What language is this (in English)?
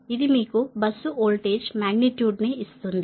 Telugu